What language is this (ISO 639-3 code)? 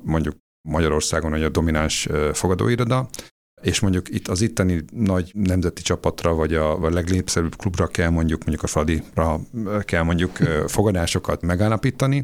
hun